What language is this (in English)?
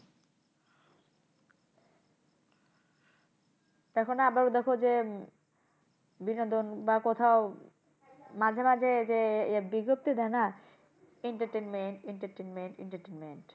Bangla